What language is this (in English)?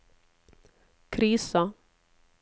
Norwegian